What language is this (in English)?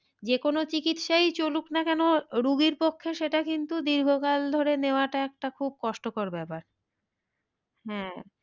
Bangla